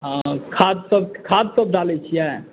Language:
Maithili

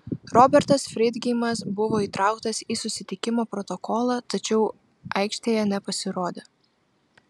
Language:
Lithuanian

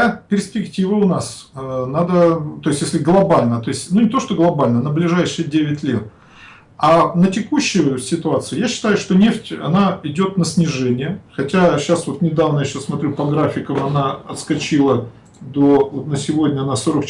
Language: Russian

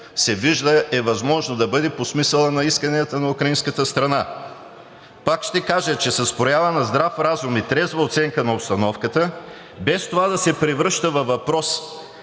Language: Bulgarian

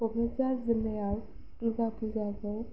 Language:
Bodo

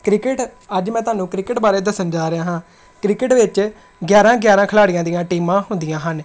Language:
Punjabi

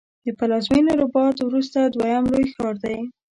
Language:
Pashto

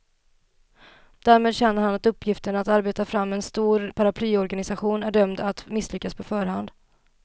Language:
Swedish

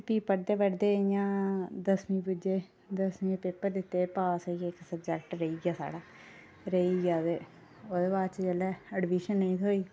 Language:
Dogri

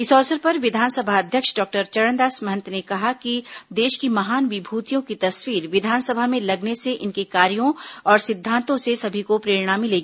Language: Hindi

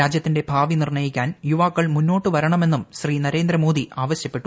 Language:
Malayalam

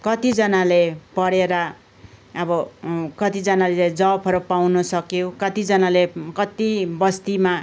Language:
Nepali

